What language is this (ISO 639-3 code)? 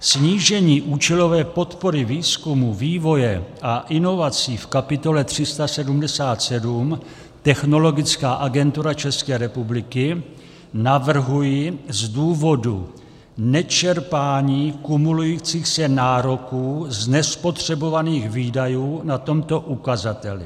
ces